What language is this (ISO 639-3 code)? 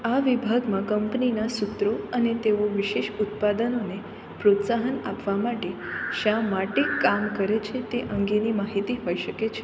guj